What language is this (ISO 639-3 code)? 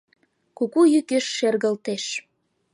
chm